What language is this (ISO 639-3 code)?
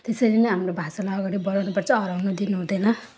nep